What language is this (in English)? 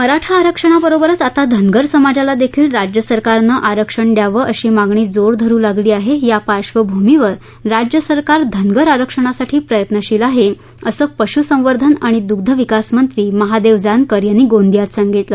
Marathi